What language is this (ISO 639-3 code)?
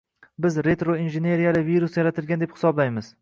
uzb